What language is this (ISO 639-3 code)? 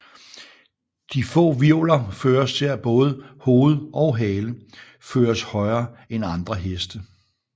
dan